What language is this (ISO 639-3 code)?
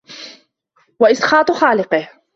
ara